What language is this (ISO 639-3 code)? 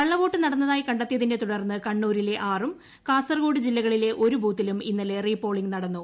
mal